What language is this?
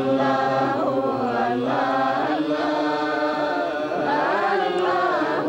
Arabic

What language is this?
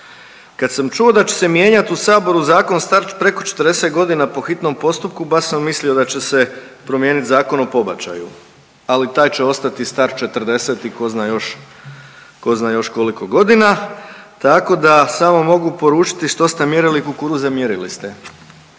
Croatian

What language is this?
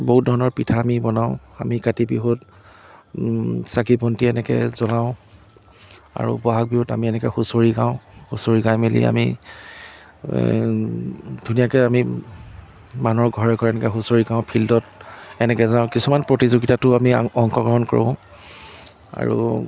Assamese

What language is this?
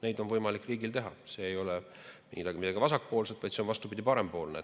Estonian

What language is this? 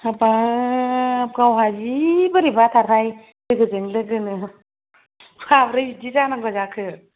Bodo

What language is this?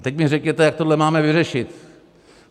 Czech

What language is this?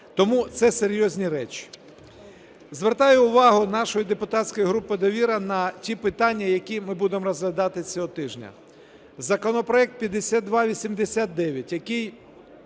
Ukrainian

